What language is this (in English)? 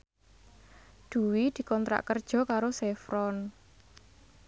Javanese